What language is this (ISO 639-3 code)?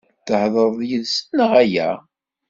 kab